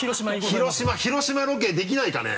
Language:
Japanese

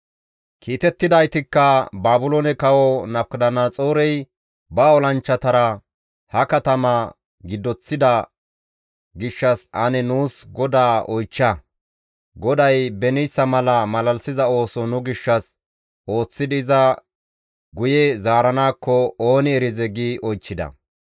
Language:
Gamo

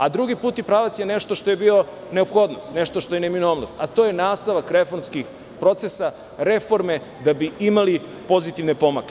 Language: Serbian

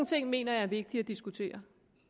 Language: Danish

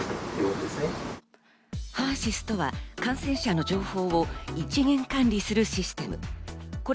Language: Japanese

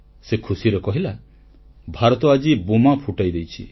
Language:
Odia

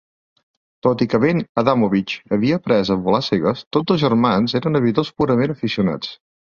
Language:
Catalan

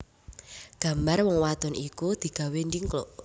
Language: Javanese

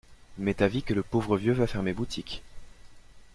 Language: French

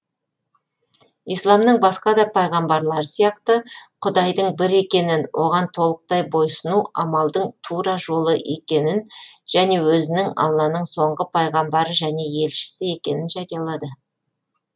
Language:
Kazakh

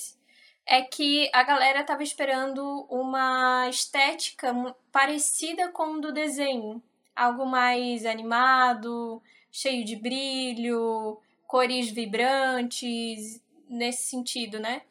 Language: Portuguese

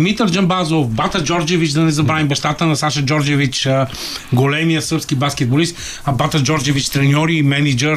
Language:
Bulgarian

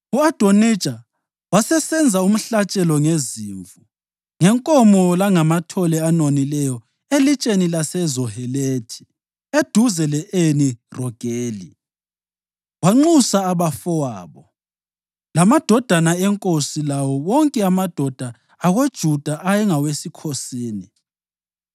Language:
North Ndebele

